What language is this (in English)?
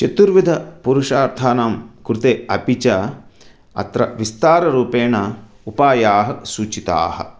Sanskrit